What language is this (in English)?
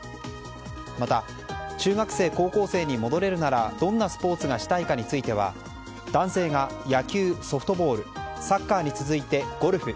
Japanese